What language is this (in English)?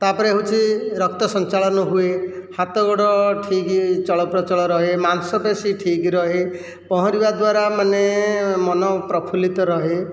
Odia